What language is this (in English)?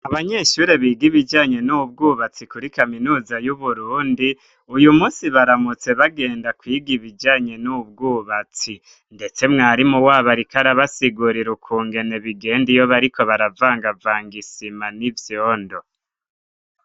Rundi